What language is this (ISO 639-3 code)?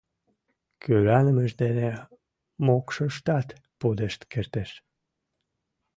chm